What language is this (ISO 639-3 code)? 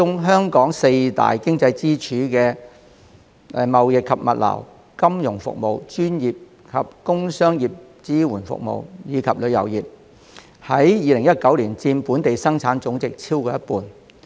yue